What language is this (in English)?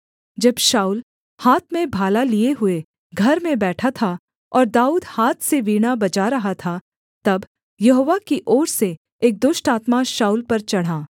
Hindi